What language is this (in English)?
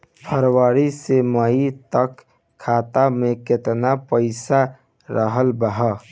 Bhojpuri